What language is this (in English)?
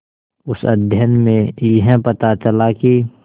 Hindi